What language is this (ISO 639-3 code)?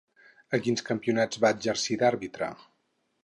cat